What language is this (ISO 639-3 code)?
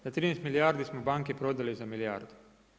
hrv